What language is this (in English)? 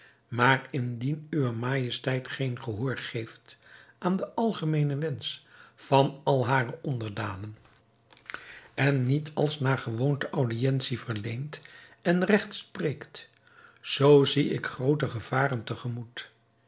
Dutch